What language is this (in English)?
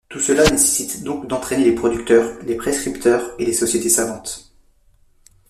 French